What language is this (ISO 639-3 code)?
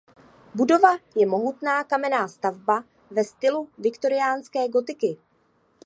ces